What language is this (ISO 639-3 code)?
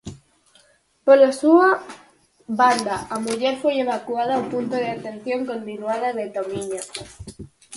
glg